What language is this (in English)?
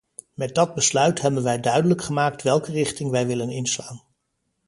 Dutch